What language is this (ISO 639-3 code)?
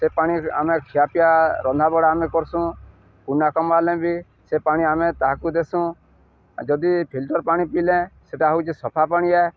ori